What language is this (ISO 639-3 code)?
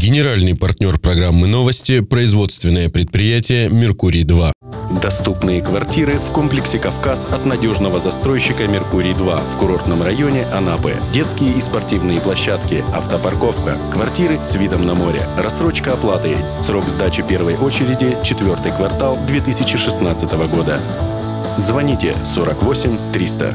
rus